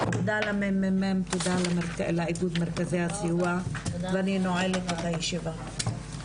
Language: Hebrew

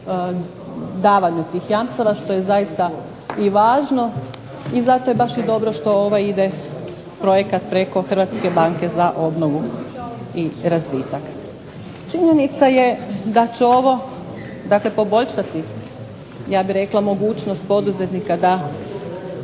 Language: Croatian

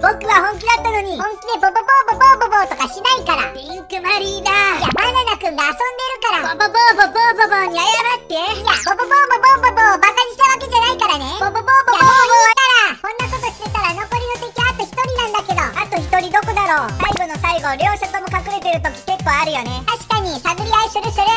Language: Japanese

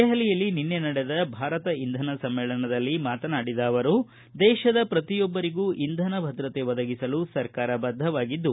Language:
Kannada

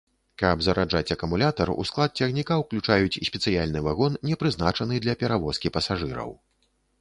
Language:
Belarusian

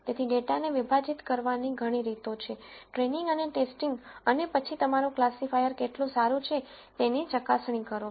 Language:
Gujarati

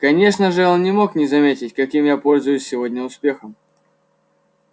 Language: Russian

